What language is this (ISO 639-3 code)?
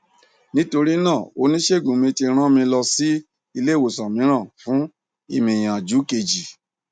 yor